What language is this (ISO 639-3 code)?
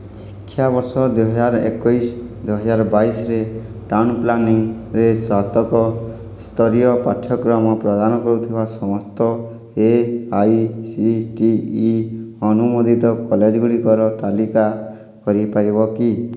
ori